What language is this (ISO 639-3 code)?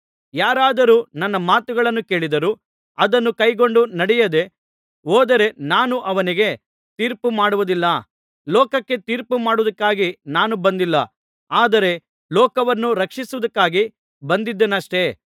kan